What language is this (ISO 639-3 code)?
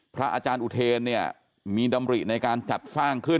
tha